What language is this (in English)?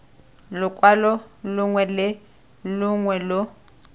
Tswana